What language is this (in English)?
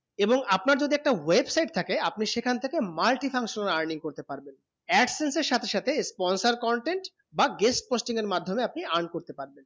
Bangla